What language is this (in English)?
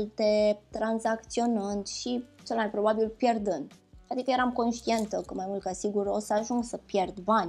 Romanian